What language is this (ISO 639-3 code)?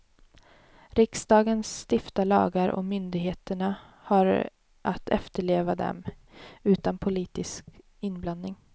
swe